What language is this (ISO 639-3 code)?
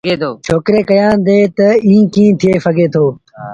sbn